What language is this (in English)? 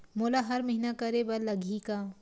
Chhattisgarhi